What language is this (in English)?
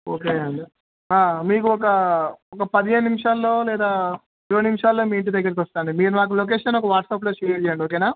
Telugu